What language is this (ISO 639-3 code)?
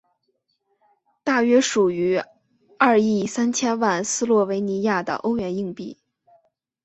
zho